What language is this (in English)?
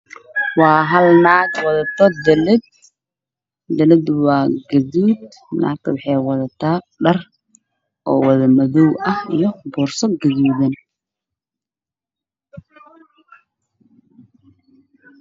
Somali